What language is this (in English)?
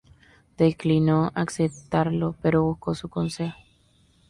Spanish